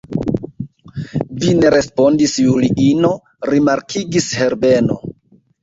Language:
Esperanto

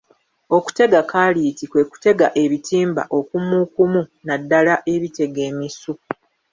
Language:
Ganda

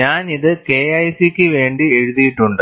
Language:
Malayalam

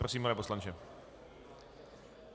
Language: Czech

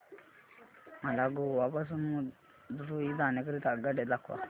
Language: Marathi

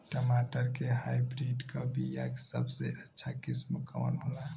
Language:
Bhojpuri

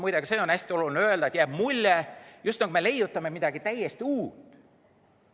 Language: Estonian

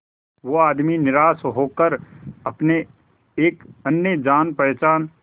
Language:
Hindi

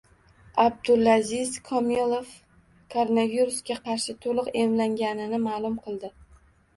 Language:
Uzbek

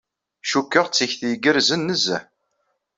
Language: Kabyle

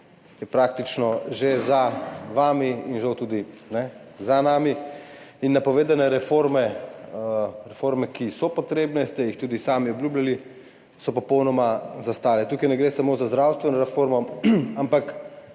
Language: Slovenian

